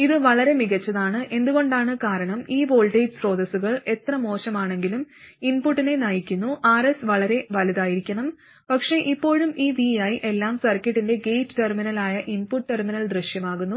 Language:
Malayalam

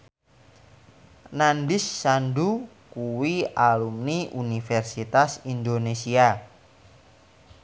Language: Javanese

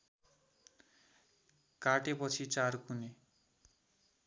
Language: Nepali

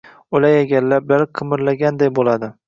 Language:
Uzbek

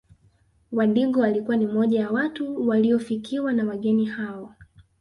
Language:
Swahili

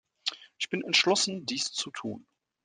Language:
German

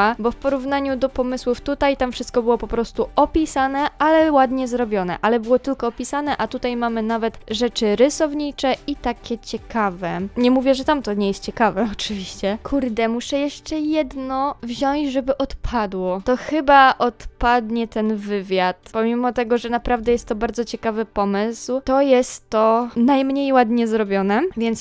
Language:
Polish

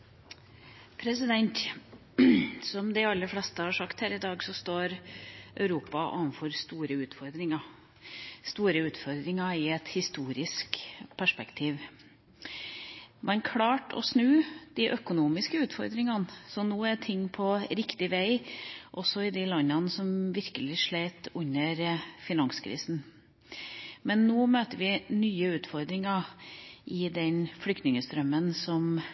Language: Norwegian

